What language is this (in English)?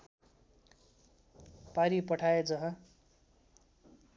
Nepali